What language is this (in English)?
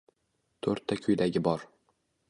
Uzbek